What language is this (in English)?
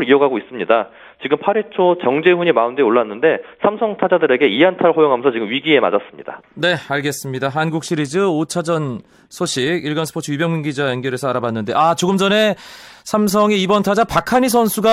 Korean